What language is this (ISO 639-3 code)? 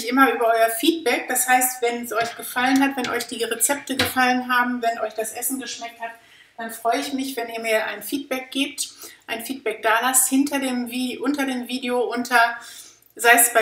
deu